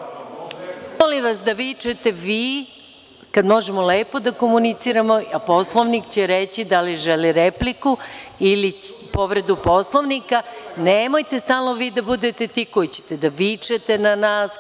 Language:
Serbian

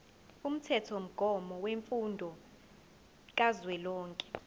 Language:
Zulu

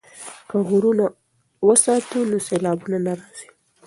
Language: Pashto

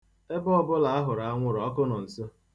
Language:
Igbo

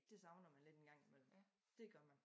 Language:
Danish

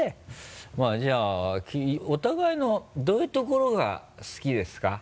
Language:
Japanese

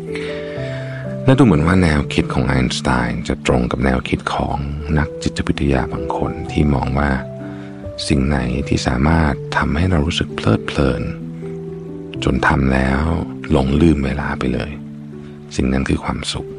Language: Thai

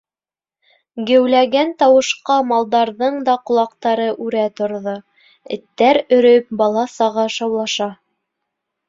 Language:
Bashkir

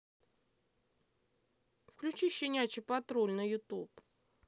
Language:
Russian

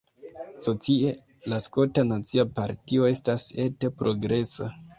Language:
Esperanto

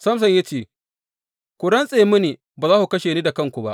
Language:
Hausa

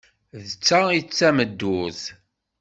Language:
Kabyle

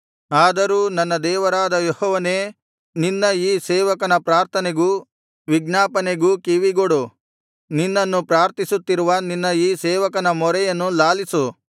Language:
Kannada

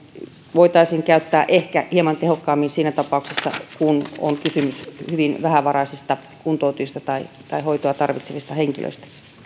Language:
Finnish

